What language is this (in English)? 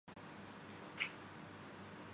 Urdu